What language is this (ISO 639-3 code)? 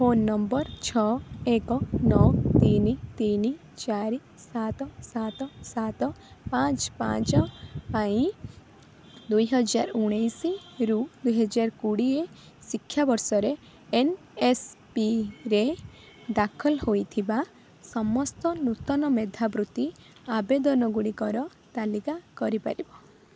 ori